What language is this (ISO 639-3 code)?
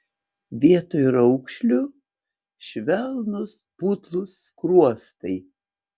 lit